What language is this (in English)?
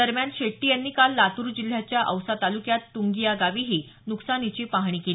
Marathi